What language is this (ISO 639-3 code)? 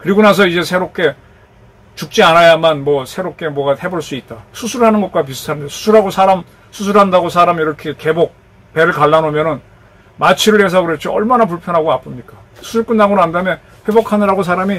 kor